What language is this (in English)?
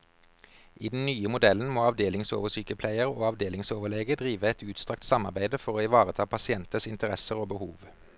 Norwegian